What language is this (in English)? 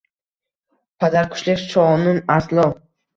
Uzbek